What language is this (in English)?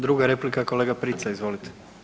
Croatian